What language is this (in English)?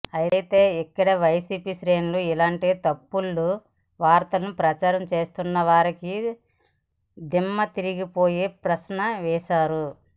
Telugu